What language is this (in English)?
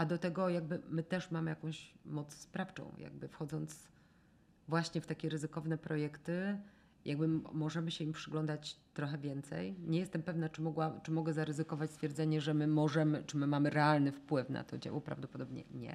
Polish